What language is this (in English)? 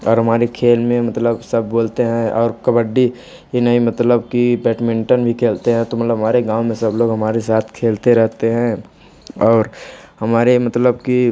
Hindi